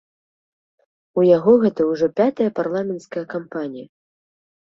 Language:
Belarusian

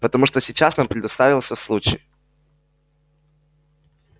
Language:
Russian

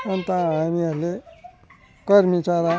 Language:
Nepali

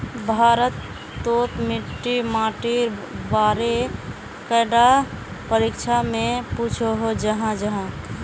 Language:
Magahi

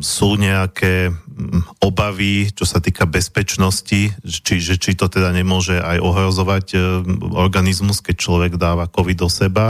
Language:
Slovak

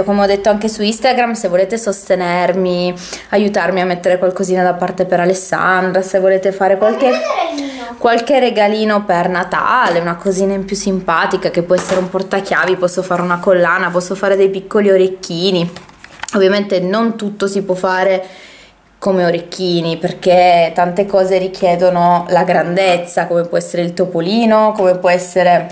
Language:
Italian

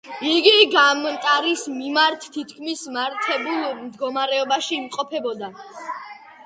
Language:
Georgian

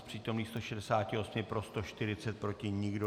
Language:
Czech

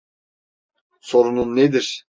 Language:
Turkish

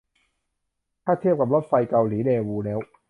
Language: Thai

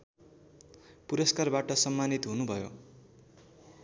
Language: Nepali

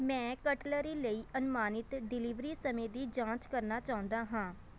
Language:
Punjabi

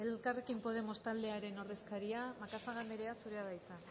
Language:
Basque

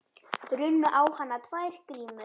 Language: Icelandic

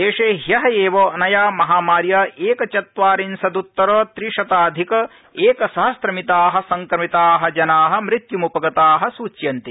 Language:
Sanskrit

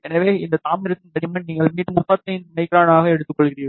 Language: Tamil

